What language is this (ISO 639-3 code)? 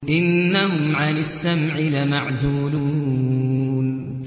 ara